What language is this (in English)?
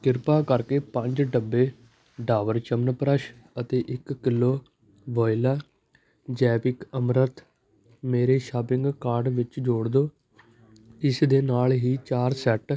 Punjabi